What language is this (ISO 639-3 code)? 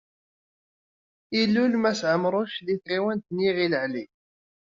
kab